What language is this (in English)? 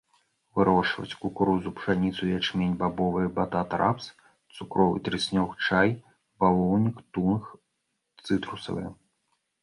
Belarusian